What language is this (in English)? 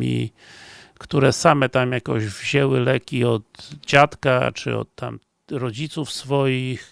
Polish